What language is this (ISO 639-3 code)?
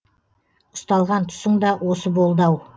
kaz